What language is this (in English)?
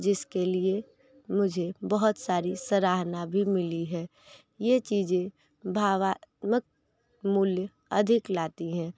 Hindi